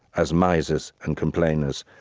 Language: English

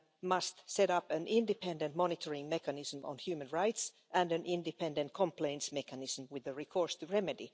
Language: English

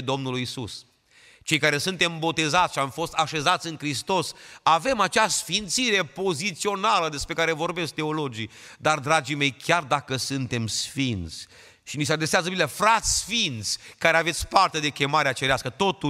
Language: Romanian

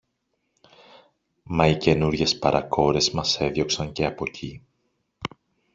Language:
Greek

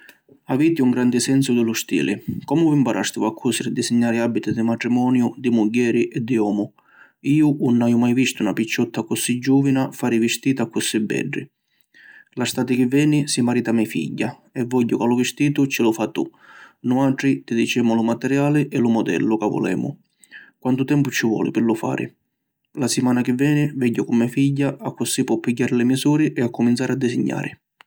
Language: Sicilian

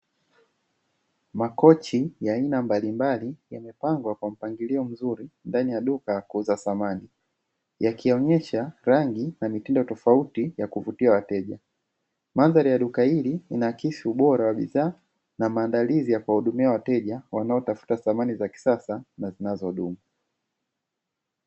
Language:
Swahili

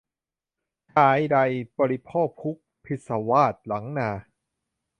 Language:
Thai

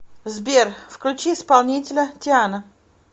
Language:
Russian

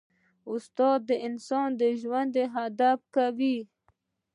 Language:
Pashto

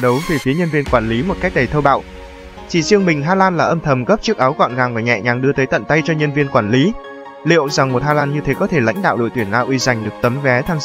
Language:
Vietnamese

